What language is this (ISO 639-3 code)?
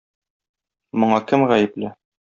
tat